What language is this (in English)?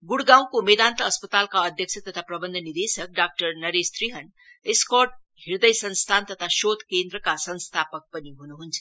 Nepali